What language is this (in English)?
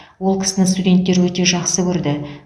Kazakh